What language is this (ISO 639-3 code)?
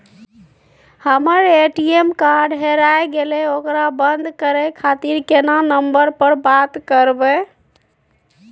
mai